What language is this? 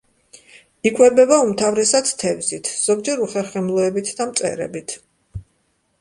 Georgian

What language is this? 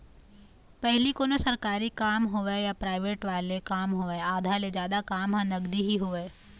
Chhattisgarhi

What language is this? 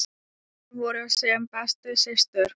Icelandic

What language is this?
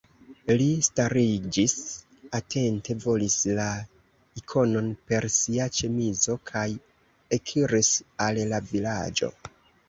Esperanto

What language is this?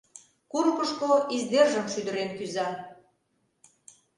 Mari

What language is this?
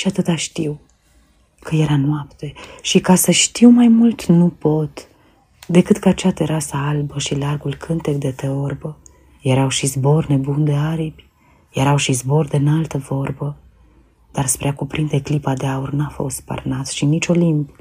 Romanian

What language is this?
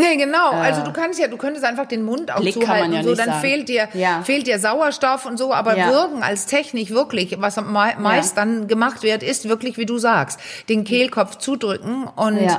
German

